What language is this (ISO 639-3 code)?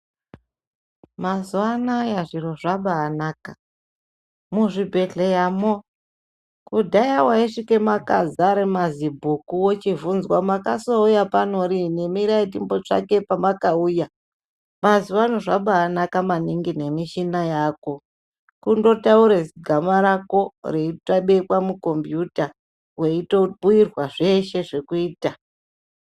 ndc